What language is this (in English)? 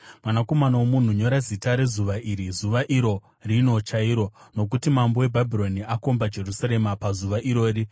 Shona